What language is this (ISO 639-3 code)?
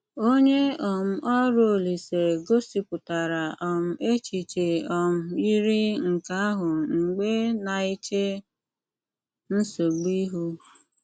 ibo